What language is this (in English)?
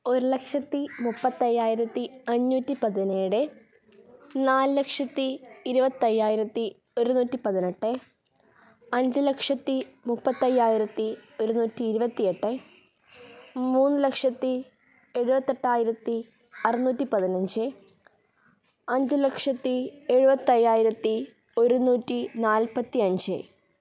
Malayalam